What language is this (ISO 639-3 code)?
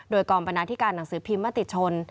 tha